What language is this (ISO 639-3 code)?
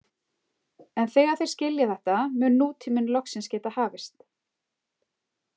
isl